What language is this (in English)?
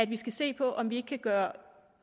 Danish